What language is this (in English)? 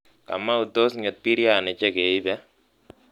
Kalenjin